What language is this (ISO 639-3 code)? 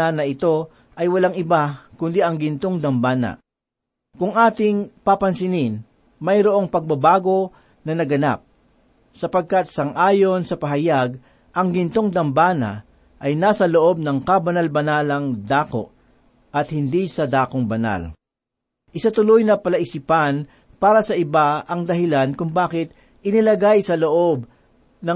fil